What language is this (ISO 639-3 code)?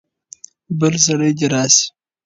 pus